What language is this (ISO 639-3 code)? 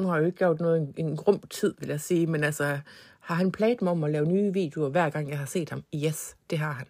dan